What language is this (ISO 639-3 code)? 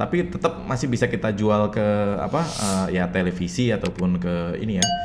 ind